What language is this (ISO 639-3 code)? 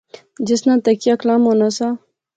phr